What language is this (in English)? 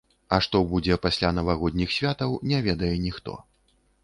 Belarusian